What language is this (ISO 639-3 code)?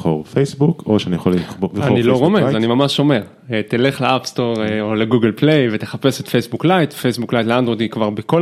heb